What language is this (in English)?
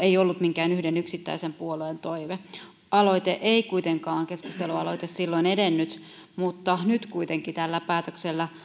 Finnish